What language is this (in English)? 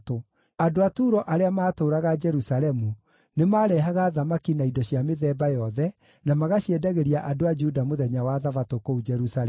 Kikuyu